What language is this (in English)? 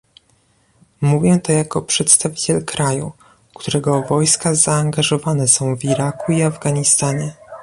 Polish